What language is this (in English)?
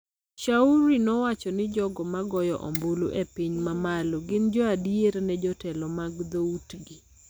Luo (Kenya and Tanzania)